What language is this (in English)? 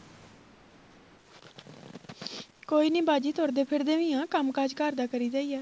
Punjabi